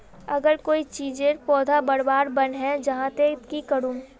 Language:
Magahi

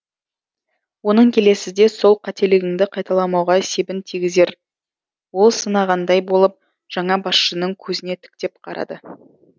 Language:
Kazakh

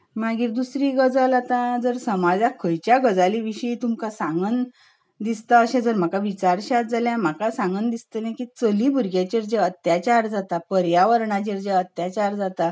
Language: Konkani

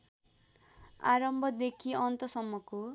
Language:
Nepali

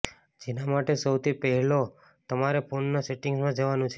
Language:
Gujarati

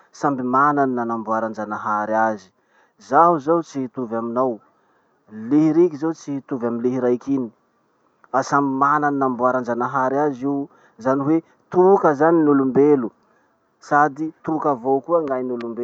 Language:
Masikoro Malagasy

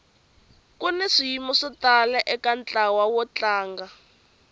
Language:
Tsonga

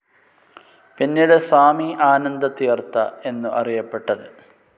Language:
Malayalam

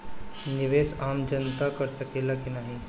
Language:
Bhojpuri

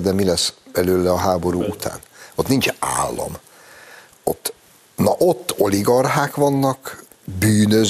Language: Hungarian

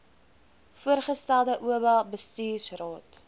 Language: Afrikaans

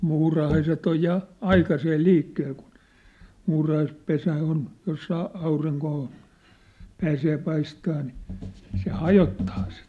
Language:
Finnish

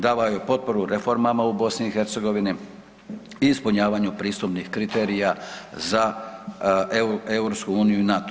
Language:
Croatian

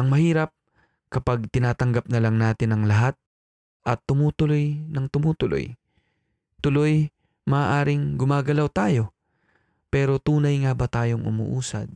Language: Filipino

